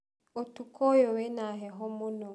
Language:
Kikuyu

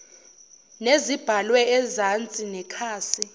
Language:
Zulu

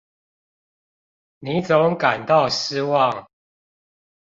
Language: Chinese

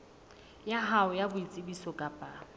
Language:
Southern Sotho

